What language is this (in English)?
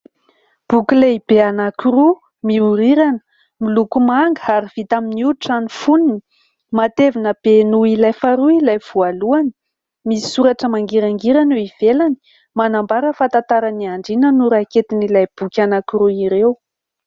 Malagasy